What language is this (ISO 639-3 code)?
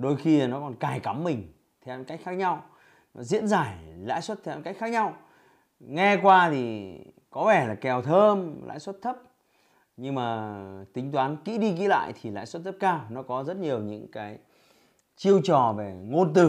vie